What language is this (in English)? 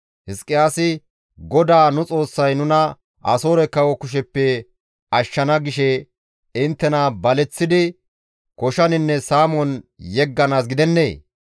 Gamo